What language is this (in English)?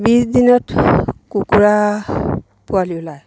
Assamese